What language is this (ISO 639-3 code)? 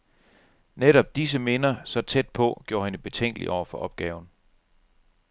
dan